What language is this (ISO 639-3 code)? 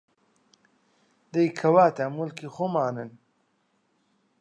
ckb